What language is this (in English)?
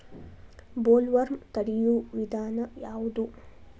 Kannada